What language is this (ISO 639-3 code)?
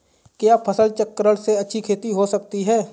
hin